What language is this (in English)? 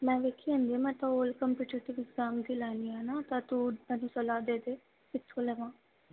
Punjabi